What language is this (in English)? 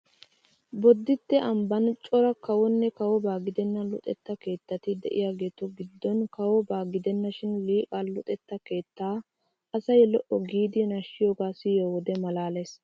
Wolaytta